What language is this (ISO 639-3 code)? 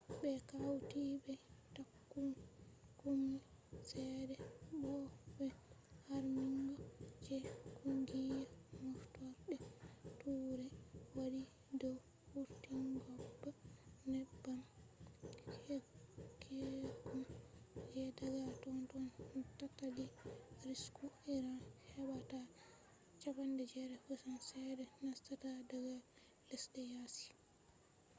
ful